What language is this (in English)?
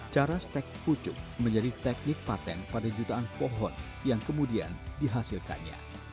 Indonesian